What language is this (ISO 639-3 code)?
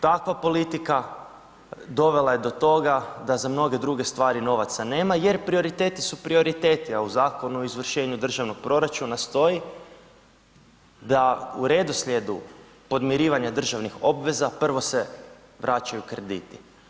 hrv